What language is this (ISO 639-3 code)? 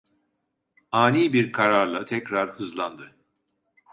tur